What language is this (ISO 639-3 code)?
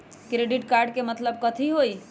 mag